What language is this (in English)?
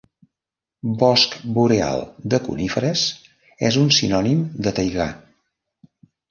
Catalan